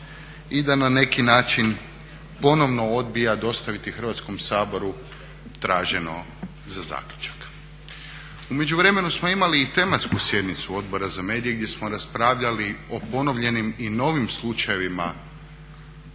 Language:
Croatian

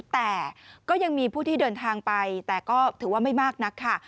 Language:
Thai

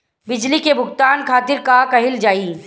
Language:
Bhojpuri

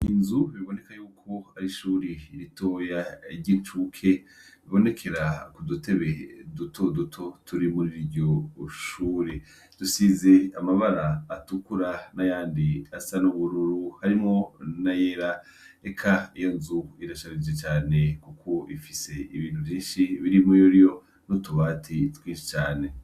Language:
Rundi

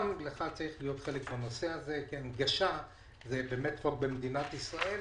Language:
Hebrew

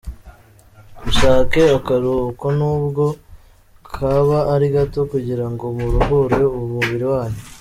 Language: Kinyarwanda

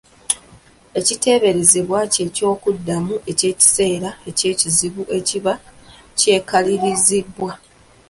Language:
Ganda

